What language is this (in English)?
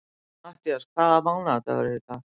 Icelandic